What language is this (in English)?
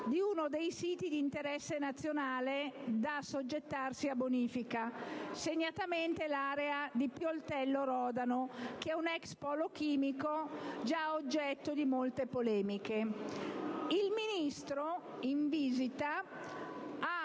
Italian